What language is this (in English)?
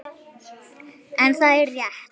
Icelandic